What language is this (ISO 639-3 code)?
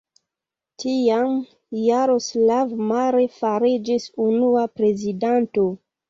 epo